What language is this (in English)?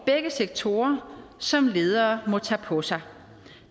Danish